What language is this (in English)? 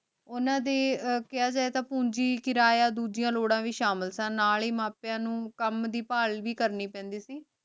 Punjabi